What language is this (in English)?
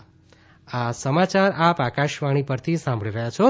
Gujarati